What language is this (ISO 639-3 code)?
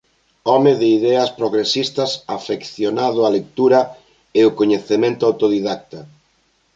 glg